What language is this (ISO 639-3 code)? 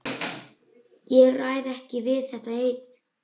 isl